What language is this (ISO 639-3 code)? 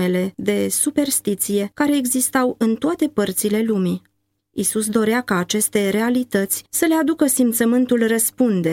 ron